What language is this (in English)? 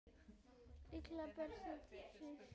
Icelandic